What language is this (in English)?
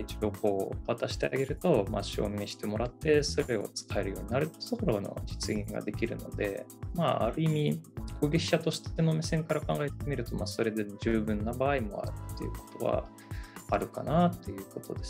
Japanese